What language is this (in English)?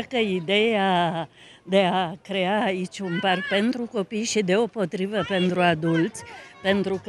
Romanian